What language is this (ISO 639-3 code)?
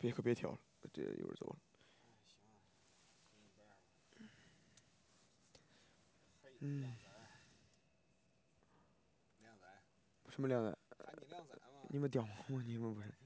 zho